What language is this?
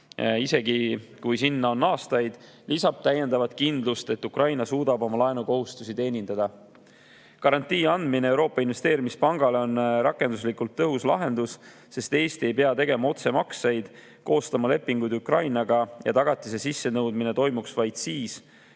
Estonian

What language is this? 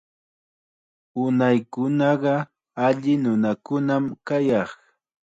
Chiquián Ancash Quechua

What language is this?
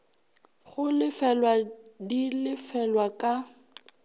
Northern Sotho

